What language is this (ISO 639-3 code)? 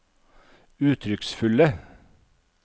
nor